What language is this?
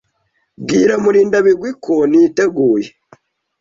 Kinyarwanda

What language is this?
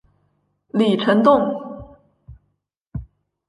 Chinese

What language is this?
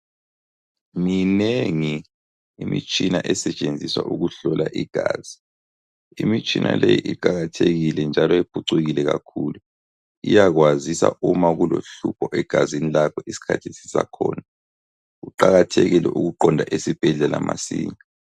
North Ndebele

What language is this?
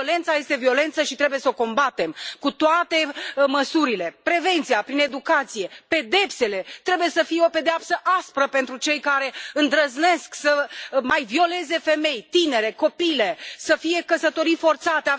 Romanian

